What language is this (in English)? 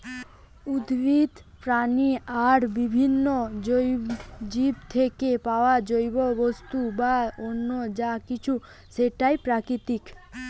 Bangla